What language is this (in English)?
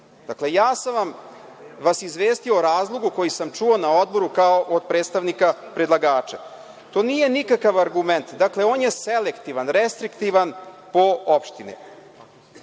Serbian